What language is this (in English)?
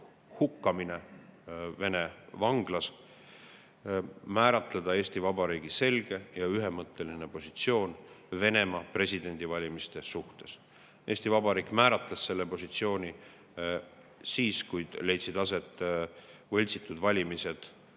Estonian